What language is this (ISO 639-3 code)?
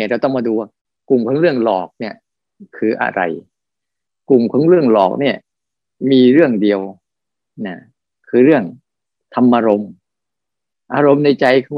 tha